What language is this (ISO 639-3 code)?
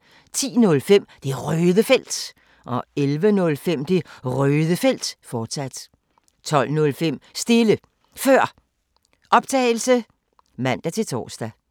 dan